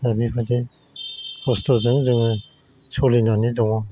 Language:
Bodo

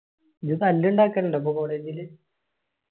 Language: Malayalam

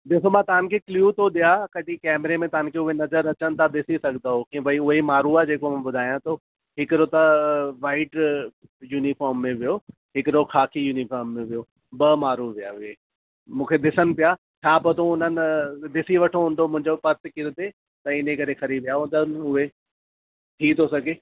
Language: Sindhi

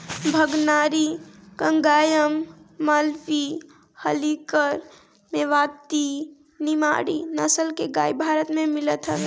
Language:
Bhojpuri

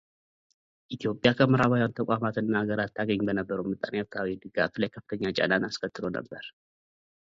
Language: Amharic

